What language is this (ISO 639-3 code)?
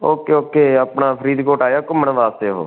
pan